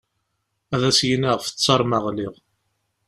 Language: Kabyle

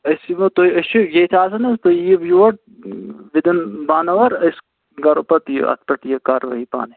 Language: Kashmiri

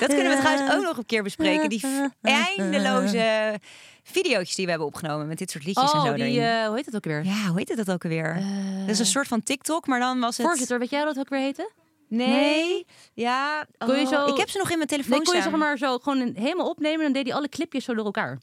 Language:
Dutch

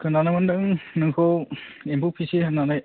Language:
Bodo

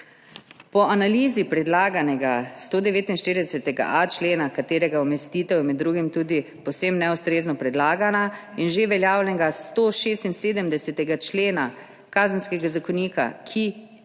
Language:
Slovenian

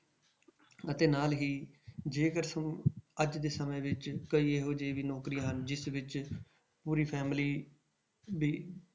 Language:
Punjabi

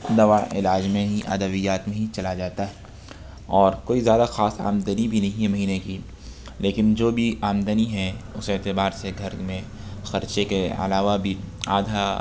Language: Urdu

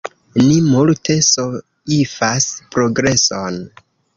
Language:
Esperanto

